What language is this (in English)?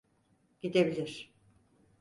Turkish